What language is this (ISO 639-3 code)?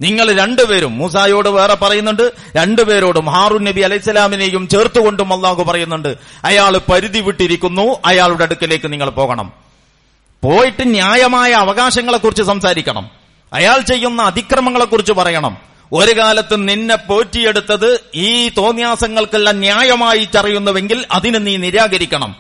mal